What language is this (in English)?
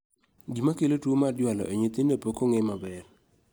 Luo (Kenya and Tanzania)